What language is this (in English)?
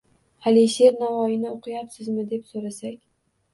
Uzbek